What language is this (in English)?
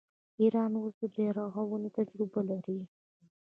Pashto